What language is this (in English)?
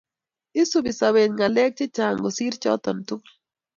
Kalenjin